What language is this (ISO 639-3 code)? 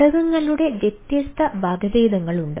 mal